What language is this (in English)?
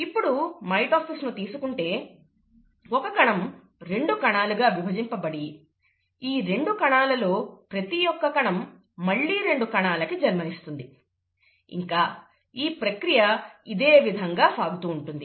Telugu